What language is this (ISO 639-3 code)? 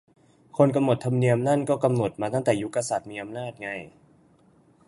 tha